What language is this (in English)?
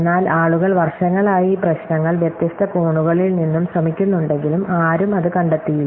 Malayalam